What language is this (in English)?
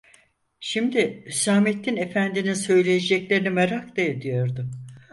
Turkish